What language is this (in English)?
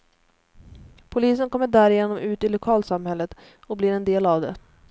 Swedish